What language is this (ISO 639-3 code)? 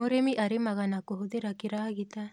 kik